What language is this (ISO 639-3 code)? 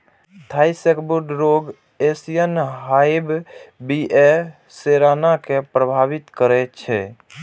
mai